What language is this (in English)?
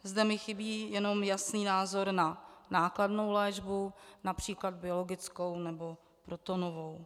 Czech